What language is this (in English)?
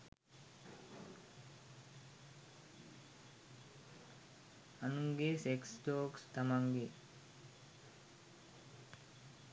Sinhala